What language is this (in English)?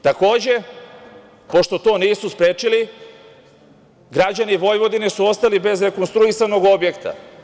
Serbian